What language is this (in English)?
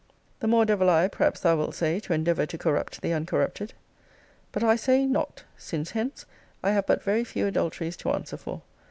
English